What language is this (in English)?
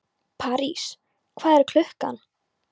Icelandic